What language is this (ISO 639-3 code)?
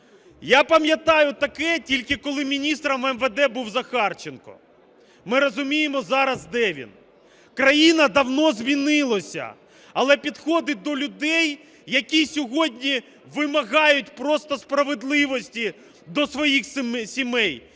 ukr